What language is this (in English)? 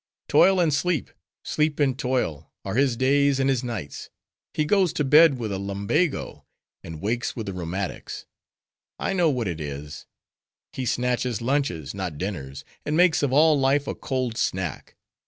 English